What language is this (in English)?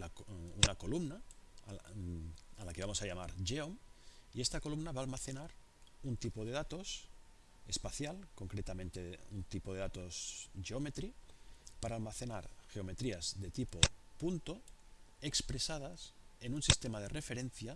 Spanish